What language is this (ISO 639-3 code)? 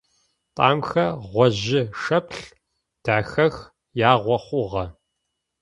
ady